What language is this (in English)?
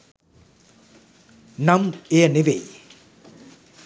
Sinhala